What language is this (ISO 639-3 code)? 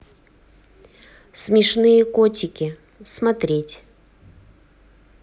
rus